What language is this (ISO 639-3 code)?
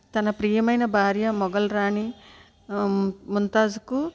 tel